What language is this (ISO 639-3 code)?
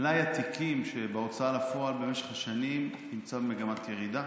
heb